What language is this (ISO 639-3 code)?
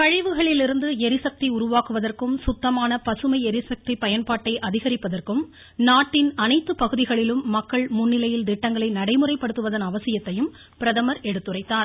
tam